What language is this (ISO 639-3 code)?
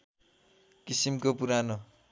nep